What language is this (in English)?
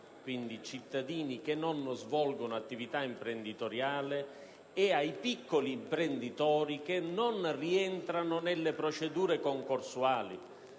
Italian